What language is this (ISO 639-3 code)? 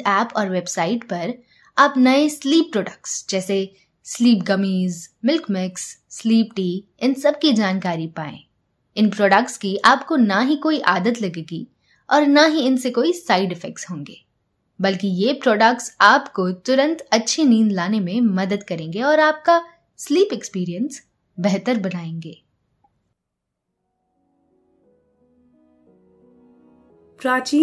hin